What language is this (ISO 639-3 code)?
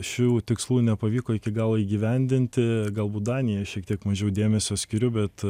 lit